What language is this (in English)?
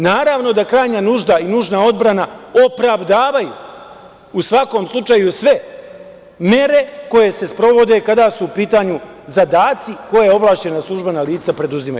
Serbian